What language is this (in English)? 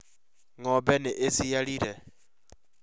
Kikuyu